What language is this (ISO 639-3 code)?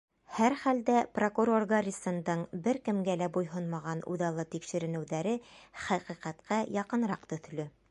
bak